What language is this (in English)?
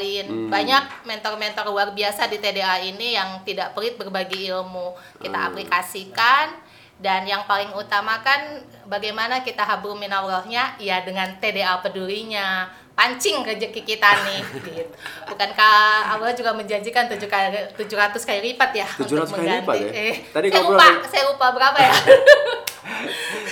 Indonesian